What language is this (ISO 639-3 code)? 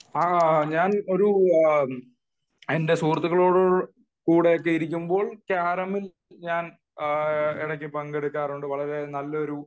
mal